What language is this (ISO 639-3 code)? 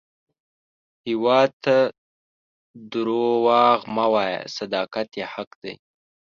pus